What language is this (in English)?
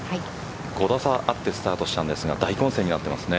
Japanese